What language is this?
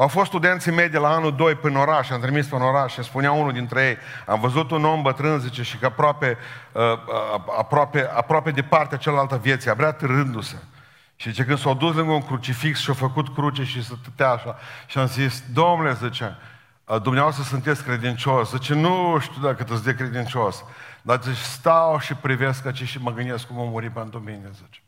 Romanian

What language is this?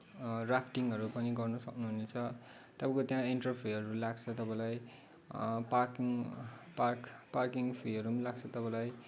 Nepali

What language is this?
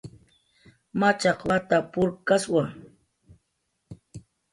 Jaqaru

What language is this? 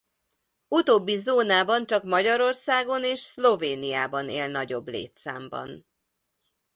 Hungarian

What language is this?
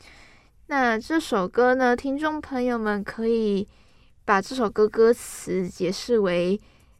Chinese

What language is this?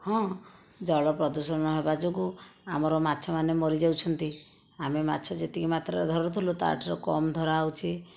Odia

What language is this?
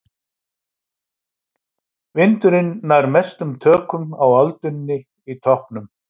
Icelandic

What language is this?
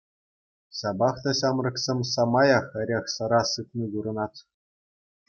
Chuvash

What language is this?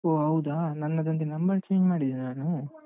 Kannada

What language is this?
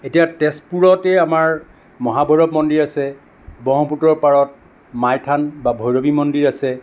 Assamese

